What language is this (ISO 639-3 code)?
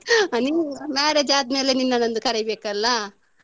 kan